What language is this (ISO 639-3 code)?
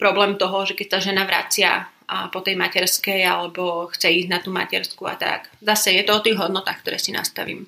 slk